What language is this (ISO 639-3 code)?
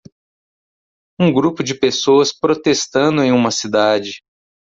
por